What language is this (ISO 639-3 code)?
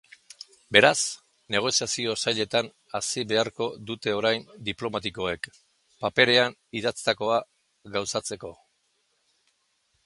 eus